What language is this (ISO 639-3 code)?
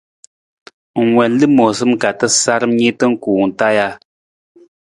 nmz